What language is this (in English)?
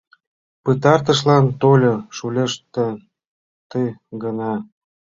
Mari